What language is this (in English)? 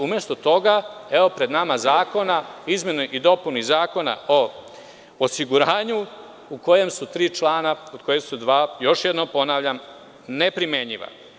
Serbian